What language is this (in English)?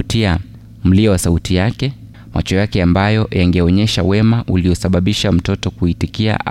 Swahili